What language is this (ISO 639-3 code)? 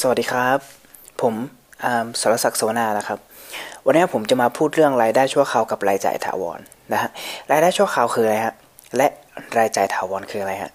tha